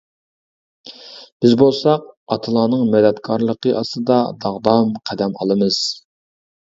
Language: Uyghur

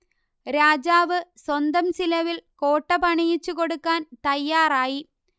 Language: Malayalam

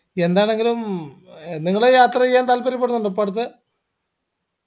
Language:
Malayalam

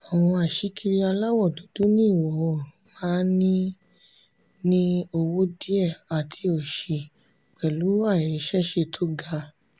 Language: Yoruba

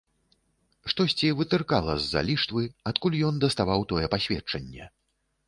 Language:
Belarusian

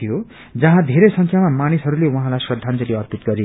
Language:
Nepali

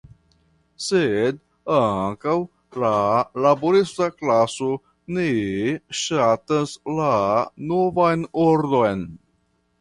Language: Esperanto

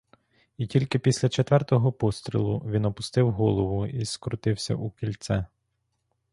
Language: Ukrainian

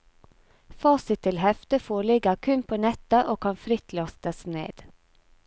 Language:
Norwegian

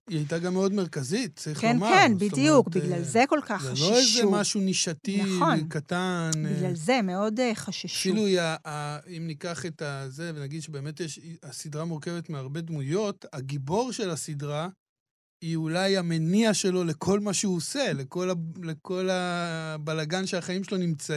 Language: Hebrew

